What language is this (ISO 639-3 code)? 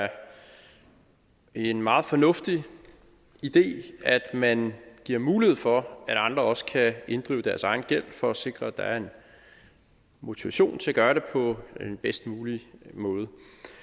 dan